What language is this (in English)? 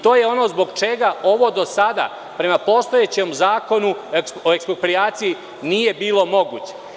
Serbian